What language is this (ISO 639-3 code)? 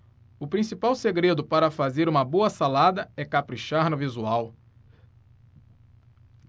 por